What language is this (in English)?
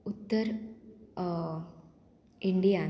Konkani